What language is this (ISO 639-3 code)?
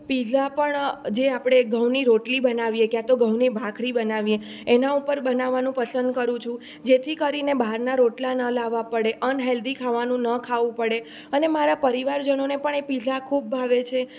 guj